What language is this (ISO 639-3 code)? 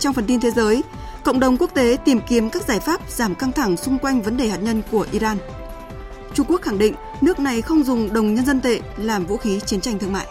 vie